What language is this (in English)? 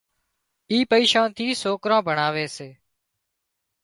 Wadiyara Koli